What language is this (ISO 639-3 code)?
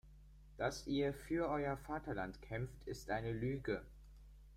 deu